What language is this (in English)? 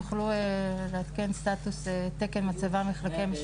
Hebrew